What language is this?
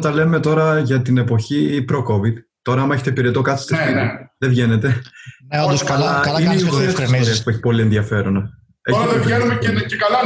Greek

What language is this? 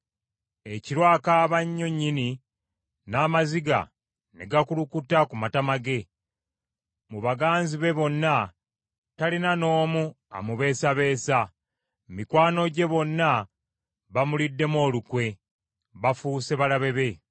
Ganda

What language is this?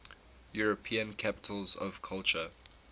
English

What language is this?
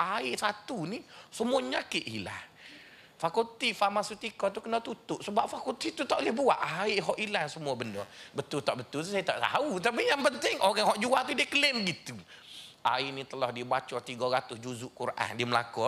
Malay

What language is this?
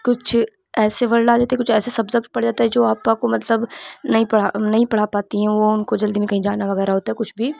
Urdu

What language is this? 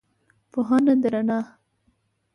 Pashto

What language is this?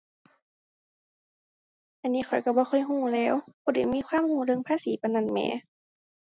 Thai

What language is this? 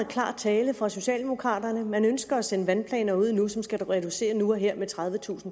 Danish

